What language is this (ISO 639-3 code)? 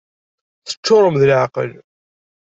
kab